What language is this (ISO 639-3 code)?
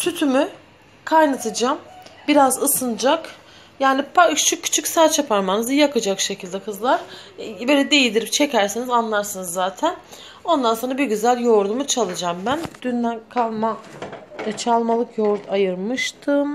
tur